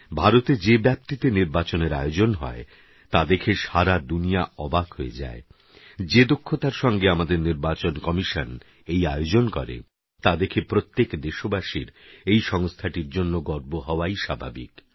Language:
Bangla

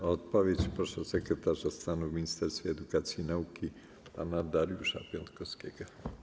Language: Polish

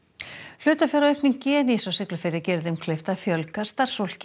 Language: Icelandic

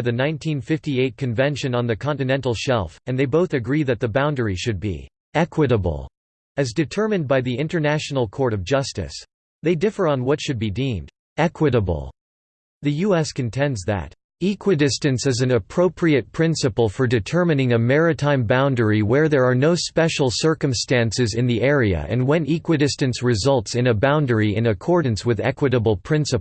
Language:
English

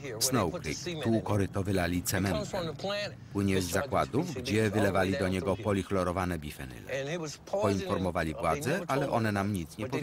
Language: Polish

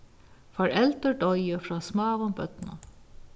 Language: Faroese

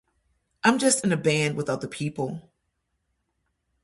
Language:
English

